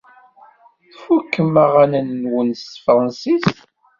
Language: Kabyle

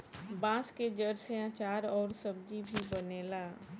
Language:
Bhojpuri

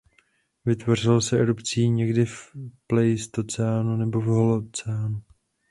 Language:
Czech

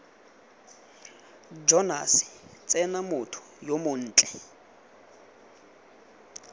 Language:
Tswana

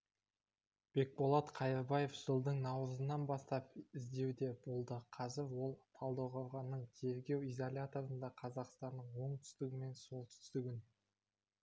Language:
Kazakh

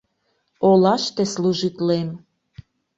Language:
Mari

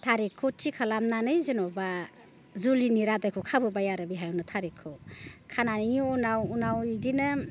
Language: Bodo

